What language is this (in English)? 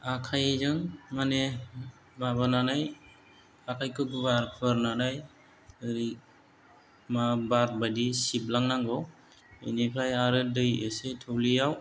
Bodo